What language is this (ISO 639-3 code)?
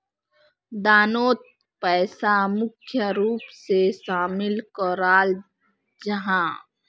mag